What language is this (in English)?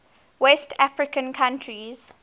English